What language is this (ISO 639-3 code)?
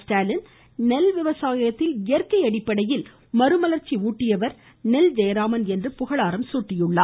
tam